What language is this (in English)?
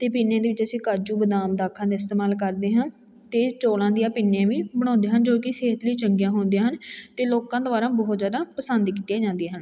Punjabi